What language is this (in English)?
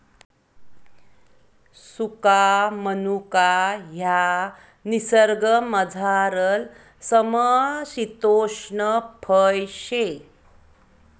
Marathi